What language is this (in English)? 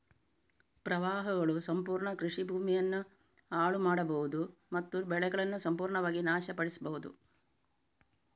Kannada